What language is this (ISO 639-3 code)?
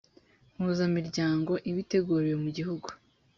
kin